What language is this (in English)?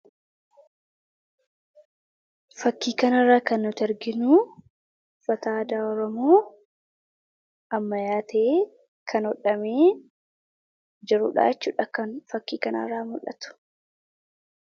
Oromo